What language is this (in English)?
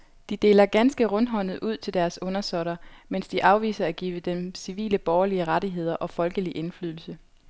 Danish